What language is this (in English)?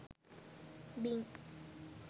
Sinhala